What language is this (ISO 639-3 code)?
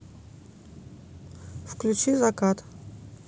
rus